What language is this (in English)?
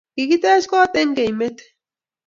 Kalenjin